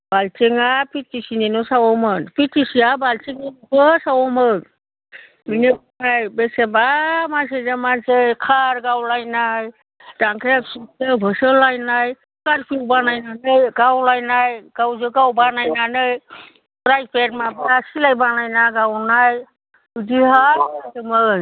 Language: Bodo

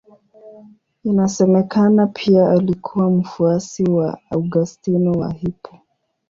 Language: Swahili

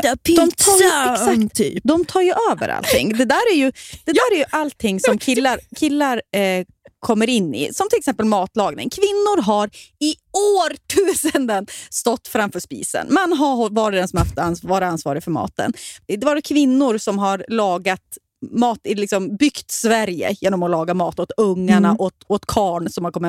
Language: Swedish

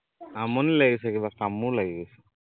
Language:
Assamese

